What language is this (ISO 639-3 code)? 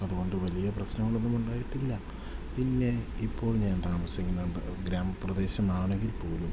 mal